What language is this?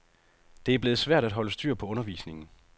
Danish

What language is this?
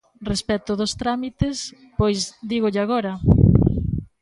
Galician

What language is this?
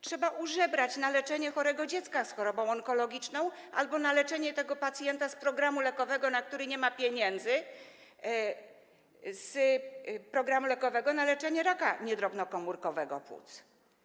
Polish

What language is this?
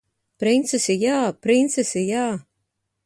Latvian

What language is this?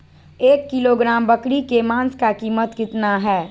Magahi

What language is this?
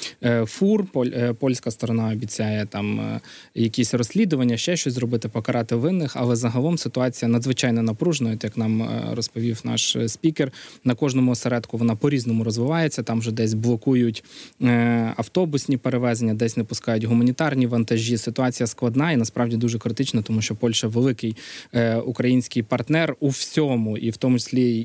Ukrainian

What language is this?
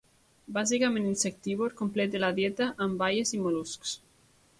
Catalan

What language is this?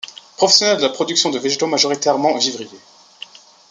French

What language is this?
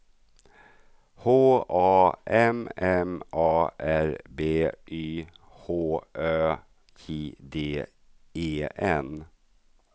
Swedish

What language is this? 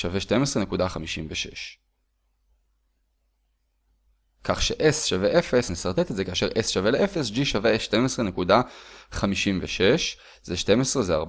Hebrew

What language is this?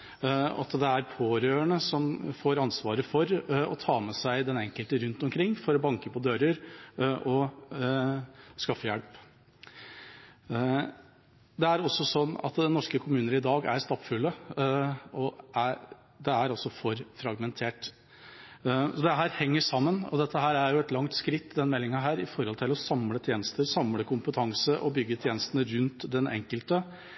Norwegian Bokmål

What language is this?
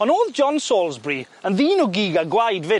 Welsh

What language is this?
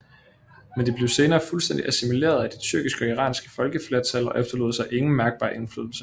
Danish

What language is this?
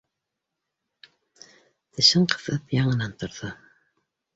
Bashkir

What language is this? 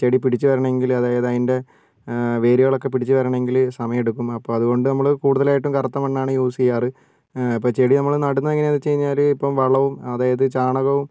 Malayalam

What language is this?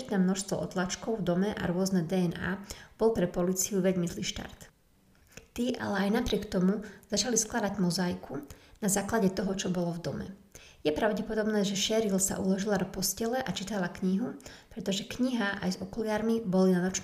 Slovak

